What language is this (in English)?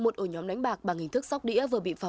Vietnamese